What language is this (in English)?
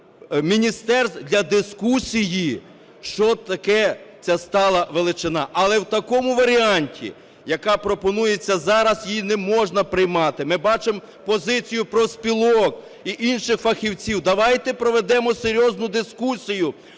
Ukrainian